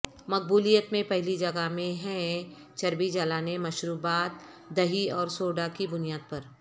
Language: Urdu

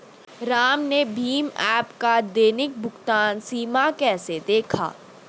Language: Hindi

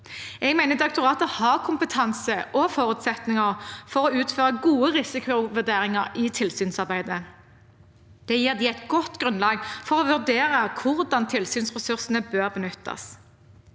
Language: Norwegian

